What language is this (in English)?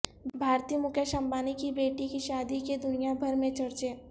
Urdu